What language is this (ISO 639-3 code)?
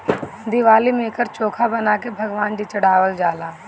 bho